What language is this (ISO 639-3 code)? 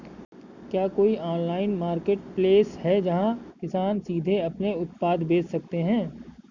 hin